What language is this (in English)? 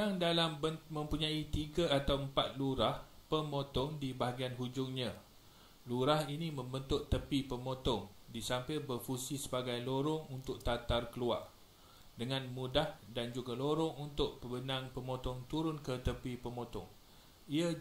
Malay